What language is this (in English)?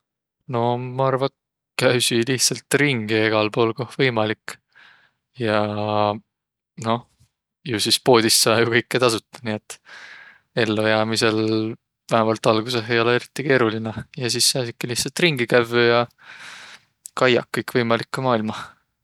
Võro